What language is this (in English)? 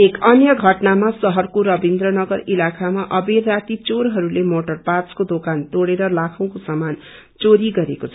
Nepali